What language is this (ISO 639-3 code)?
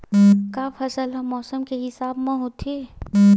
hne